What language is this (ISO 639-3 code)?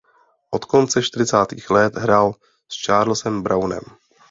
ces